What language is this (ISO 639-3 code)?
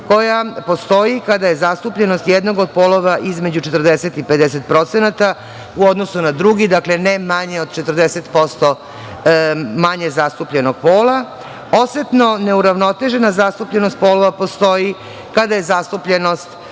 srp